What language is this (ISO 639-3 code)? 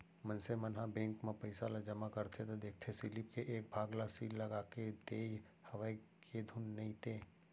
hne